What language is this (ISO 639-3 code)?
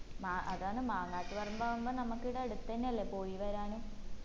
mal